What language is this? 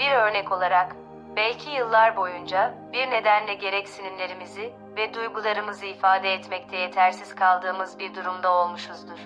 Turkish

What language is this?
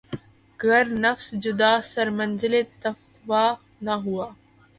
Urdu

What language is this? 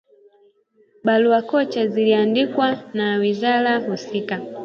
Swahili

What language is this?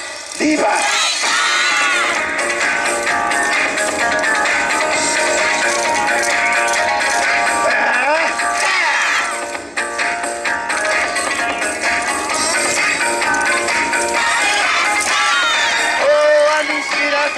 Japanese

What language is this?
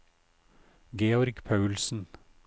Norwegian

